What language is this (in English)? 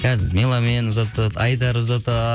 Kazakh